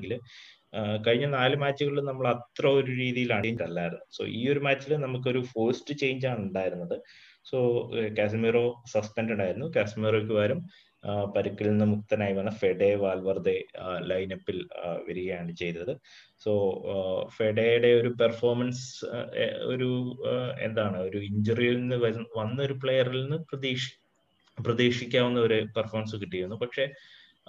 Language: Malayalam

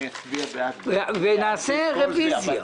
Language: Hebrew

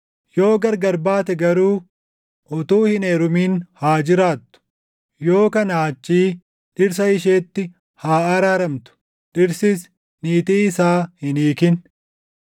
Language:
Oromo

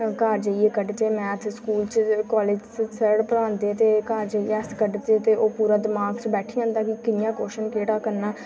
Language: Dogri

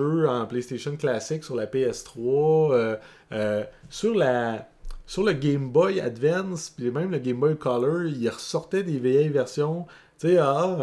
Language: French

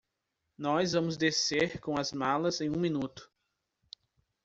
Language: Portuguese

